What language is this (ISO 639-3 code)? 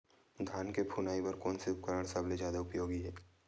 hne